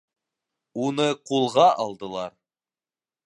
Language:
Bashkir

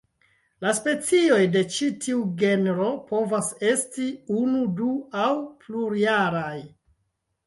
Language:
Esperanto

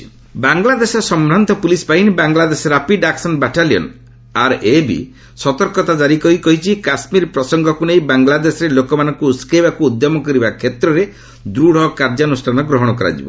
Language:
Odia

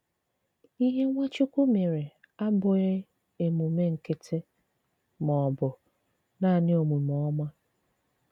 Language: Igbo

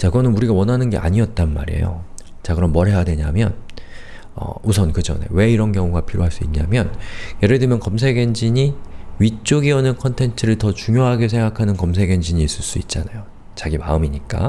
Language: Korean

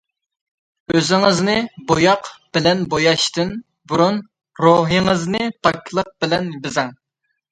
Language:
Uyghur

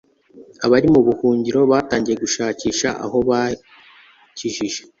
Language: Kinyarwanda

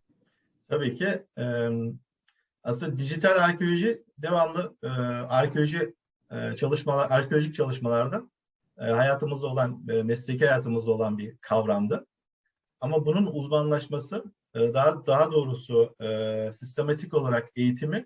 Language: Turkish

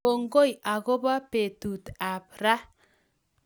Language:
Kalenjin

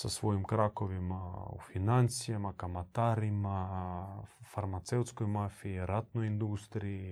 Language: Croatian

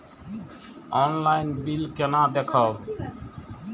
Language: Maithili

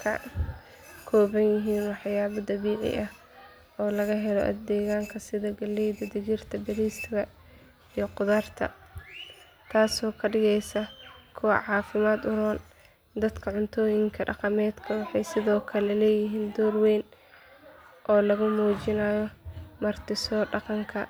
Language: Somali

